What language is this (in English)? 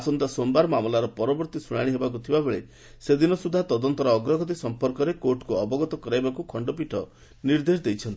Odia